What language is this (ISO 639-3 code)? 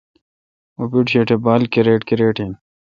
xka